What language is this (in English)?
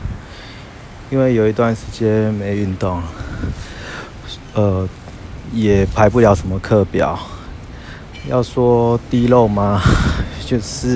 Chinese